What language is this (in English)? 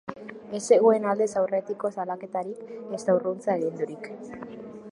Basque